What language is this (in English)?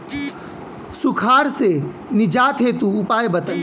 Bhojpuri